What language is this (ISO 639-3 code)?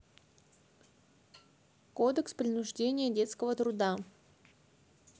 rus